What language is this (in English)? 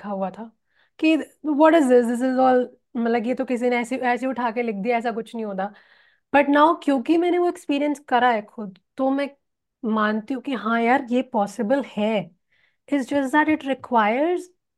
Hindi